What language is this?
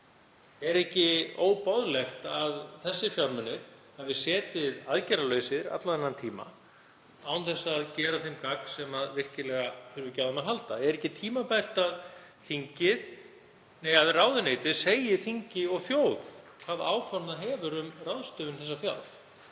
Icelandic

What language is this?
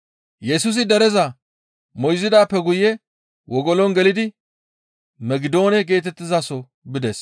Gamo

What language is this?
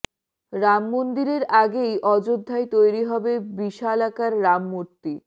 Bangla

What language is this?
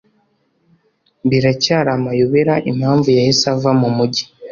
Kinyarwanda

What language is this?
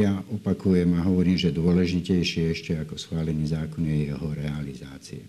Slovak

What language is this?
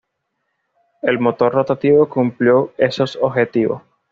Spanish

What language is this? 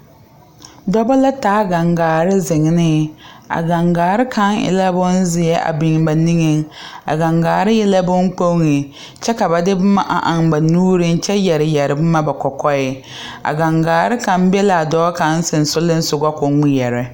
Southern Dagaare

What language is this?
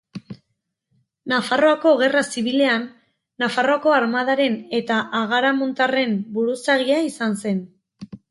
Basque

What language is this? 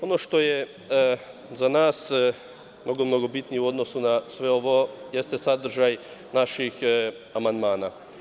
Serbian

